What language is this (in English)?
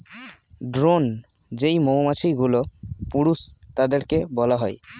Bangla